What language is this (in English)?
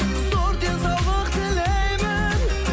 Kazakh